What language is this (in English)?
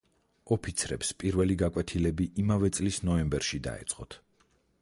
Georgian